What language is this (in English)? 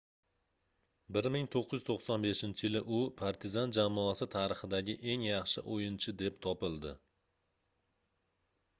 Uzbek